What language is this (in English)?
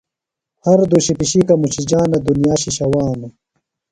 Phalura